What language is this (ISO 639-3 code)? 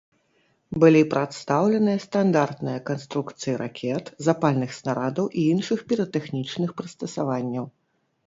bel